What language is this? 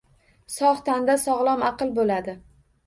Uzbek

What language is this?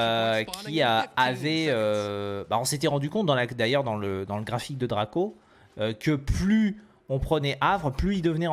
French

